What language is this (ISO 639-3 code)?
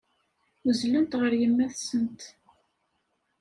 kab